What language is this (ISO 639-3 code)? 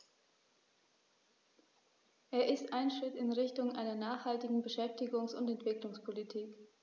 deu